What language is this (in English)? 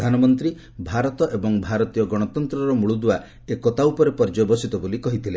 Odia